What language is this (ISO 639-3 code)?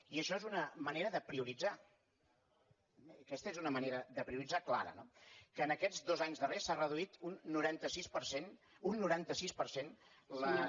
cat